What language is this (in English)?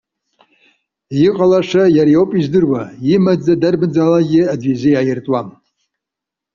Abkhazian